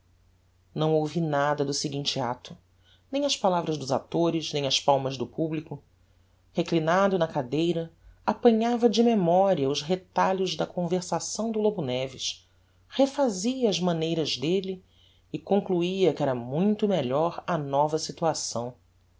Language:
Portuguese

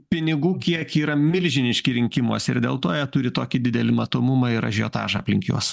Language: Lithuanian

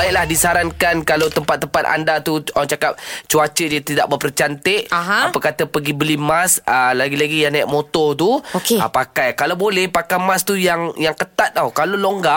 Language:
Malay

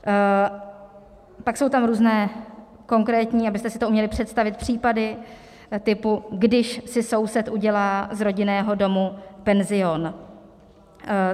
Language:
Czech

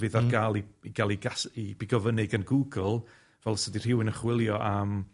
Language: Welsh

